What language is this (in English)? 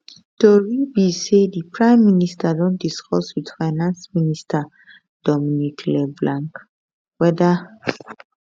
Nigerian Pidgin